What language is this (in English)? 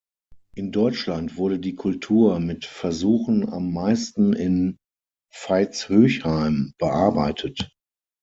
German